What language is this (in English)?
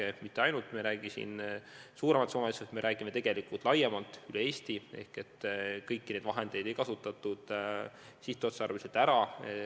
Estonian